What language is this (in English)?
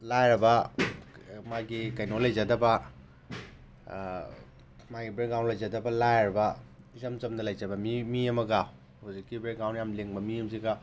Manipuri